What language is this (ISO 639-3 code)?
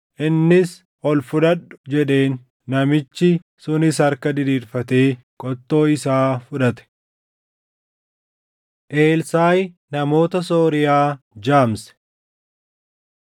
orm